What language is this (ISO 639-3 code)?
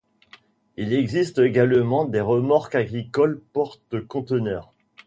fra